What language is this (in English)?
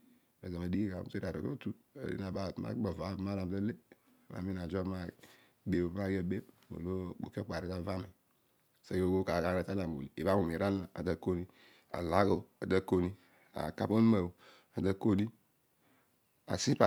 Odual